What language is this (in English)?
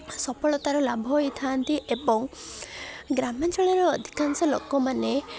Odia